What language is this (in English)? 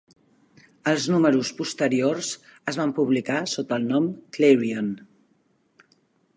Catalan